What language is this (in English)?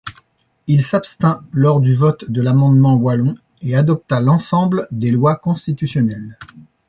French